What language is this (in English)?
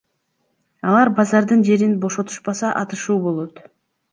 Kyrgyz